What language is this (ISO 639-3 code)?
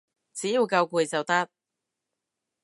yue